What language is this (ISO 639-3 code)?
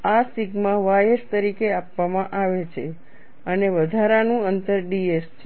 guj